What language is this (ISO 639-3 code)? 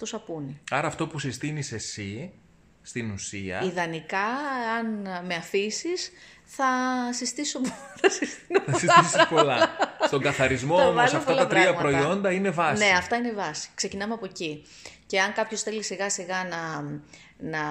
ell